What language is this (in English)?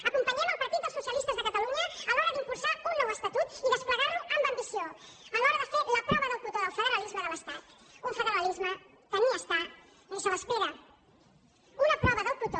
Catalan